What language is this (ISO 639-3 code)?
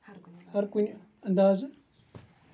kas